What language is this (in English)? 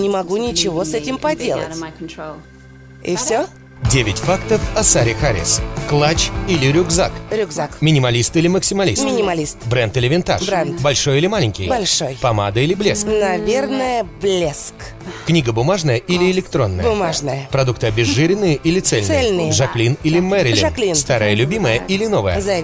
Russian